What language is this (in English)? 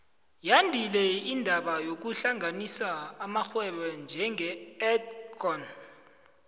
South Ndebele